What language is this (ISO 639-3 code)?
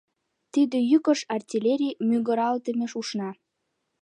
chm